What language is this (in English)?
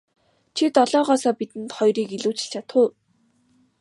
Mongolian